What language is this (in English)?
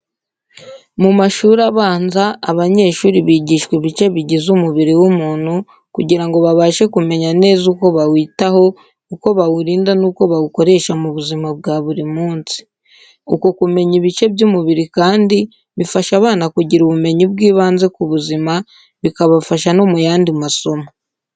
Kinyarwanda